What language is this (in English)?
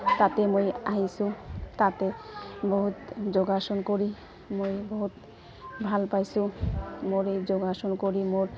Assamese